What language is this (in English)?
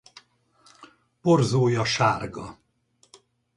Hungarian